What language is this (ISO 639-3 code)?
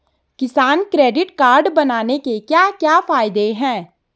hin